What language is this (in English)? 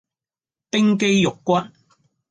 Cantonese